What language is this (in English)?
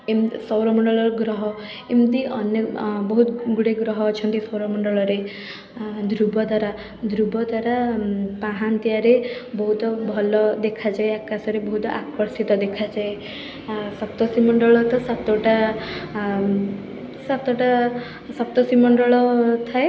Odia